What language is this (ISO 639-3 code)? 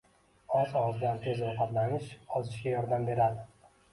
uzb